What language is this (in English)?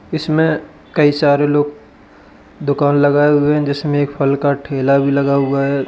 Hindi